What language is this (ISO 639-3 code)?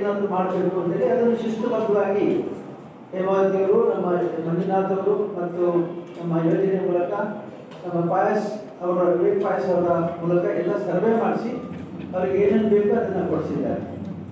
kan